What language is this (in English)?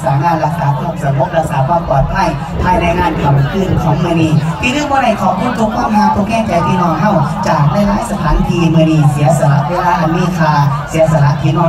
Thai